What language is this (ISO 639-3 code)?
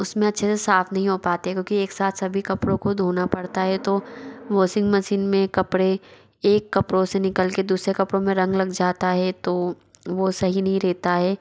hin